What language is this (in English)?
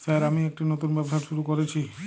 Bangla